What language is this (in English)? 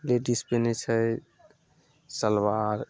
Maithili